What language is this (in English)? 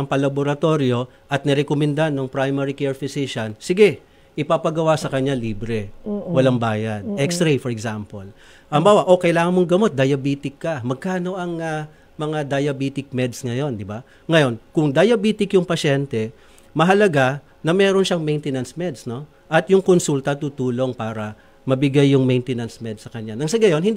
Filipino